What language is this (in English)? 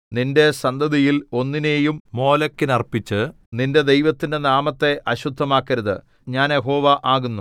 Malayalam